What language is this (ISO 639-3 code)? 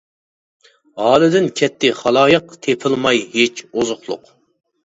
uig